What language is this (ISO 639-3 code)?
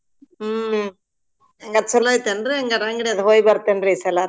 kan